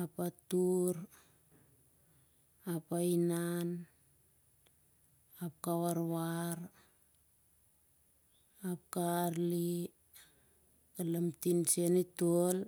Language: Siar-Lak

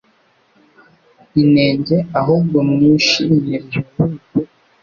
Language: Kinyarwanda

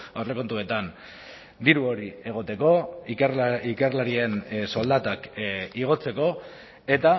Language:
Basque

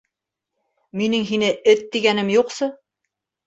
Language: Bashkir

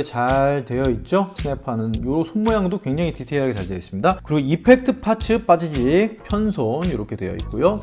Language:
Korean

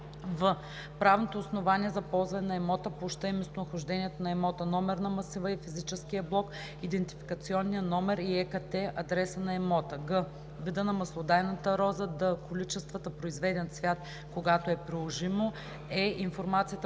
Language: Bulgarian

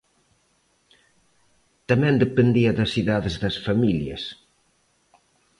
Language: Galician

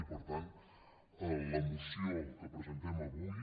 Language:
Catalan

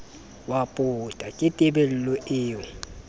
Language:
Southern Sotho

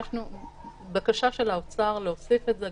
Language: Hebrew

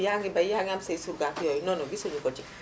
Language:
Wolof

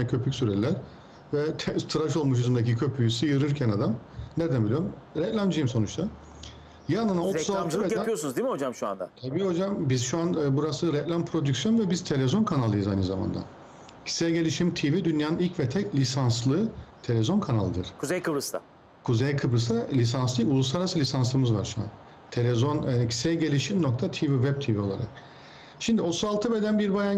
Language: Turkish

